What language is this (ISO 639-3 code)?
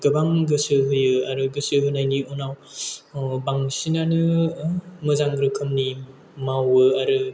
brx